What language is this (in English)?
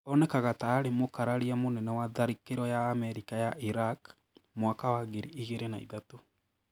Kikuyu